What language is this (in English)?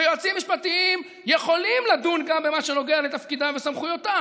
Hebrew